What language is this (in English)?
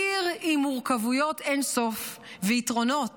Hebrew